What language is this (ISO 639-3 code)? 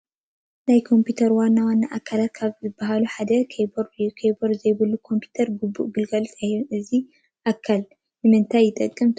tir